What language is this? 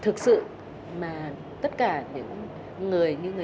Vietnamese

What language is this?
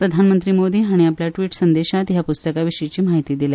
Konkani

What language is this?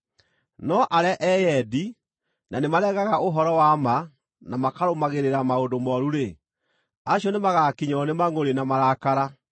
Kikuyu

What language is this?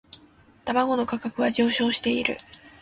Japanese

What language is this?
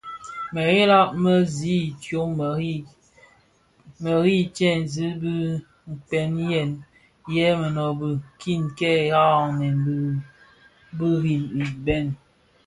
Bafia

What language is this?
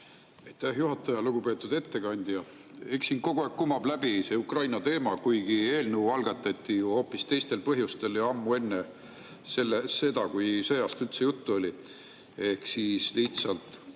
Estonian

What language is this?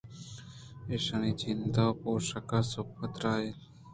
Eastern Balochi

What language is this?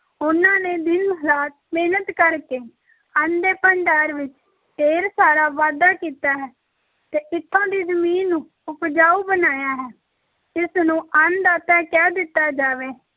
Punjabi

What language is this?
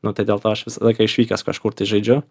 Lithuanian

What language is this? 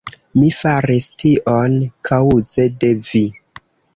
Esperanto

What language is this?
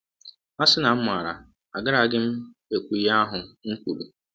Igbo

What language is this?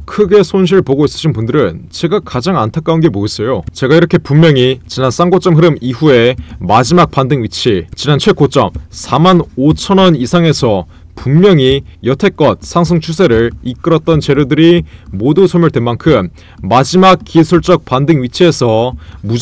Korean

